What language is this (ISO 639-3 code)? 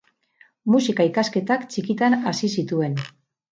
eus